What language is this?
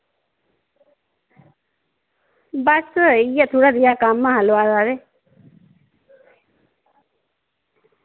Dogri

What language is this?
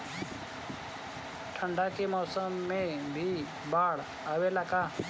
Bhojpuri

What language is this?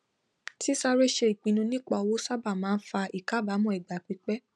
Yoruba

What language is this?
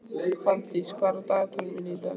Icelandic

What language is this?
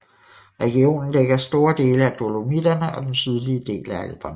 Danish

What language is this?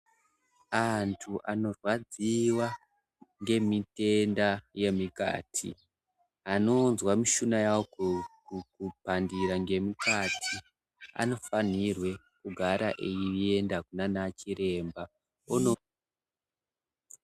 Ndau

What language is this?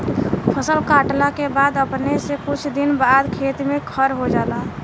Bhojpuri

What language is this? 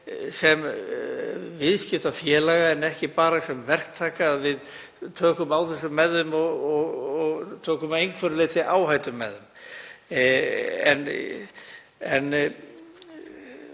Icelandic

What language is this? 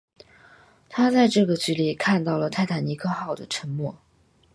Chinese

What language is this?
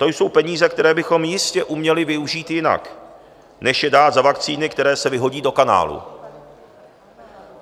Czech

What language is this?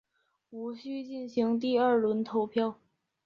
Chinese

